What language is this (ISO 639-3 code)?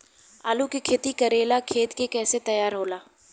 bho